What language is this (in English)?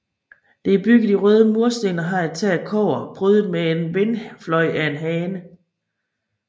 Danish